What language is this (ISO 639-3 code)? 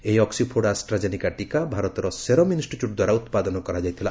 ori